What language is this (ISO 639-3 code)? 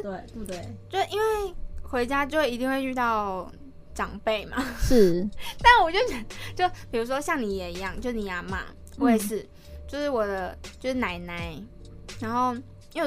zho